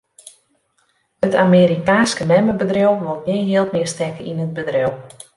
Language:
Western Frisian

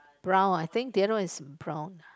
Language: English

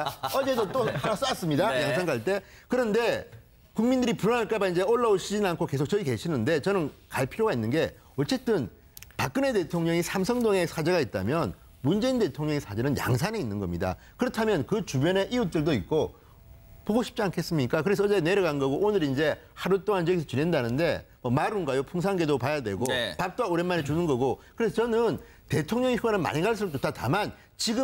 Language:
Korean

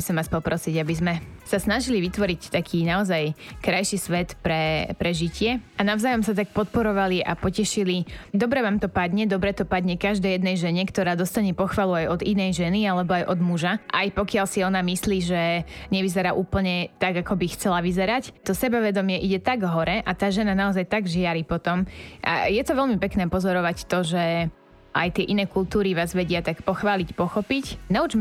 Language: Slovak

